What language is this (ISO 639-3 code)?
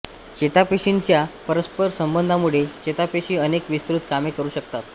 mar